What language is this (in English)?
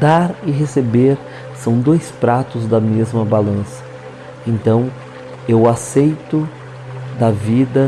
Portuguese